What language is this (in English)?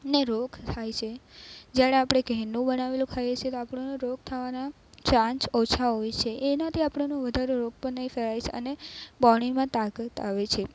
Gujarati